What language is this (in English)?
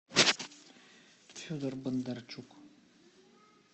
Russian